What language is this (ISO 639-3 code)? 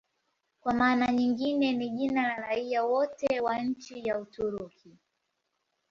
swa